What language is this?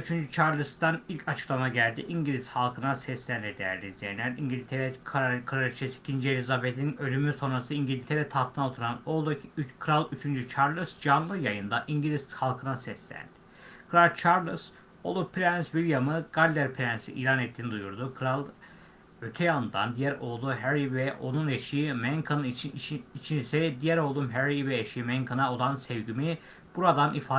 Turkish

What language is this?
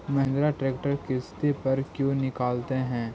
Magahi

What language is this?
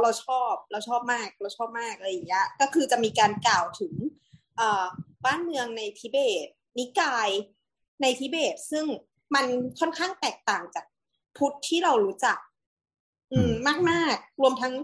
Thai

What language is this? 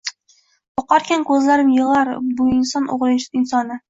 Uzbek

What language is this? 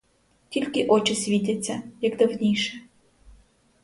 Ukrainian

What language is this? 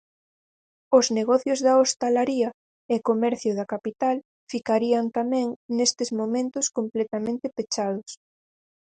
Galician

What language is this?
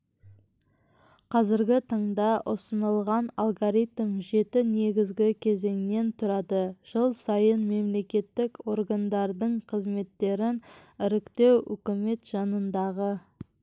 Kazakh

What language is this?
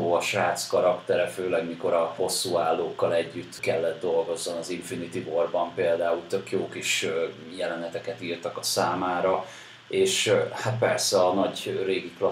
Hungarian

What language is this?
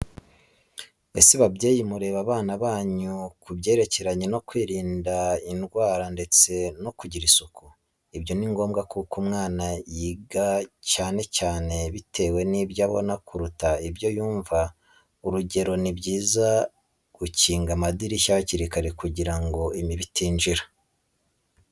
Kinyarwanda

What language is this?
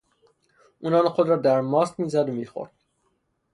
Persian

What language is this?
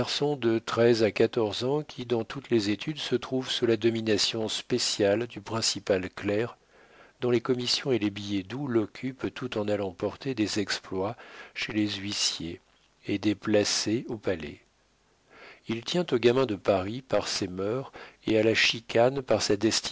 French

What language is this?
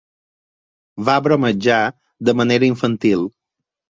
Catalan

